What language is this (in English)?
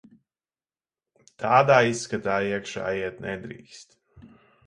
Latvian